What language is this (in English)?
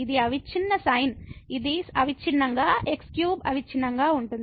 Telugu